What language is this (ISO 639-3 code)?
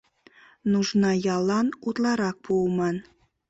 chm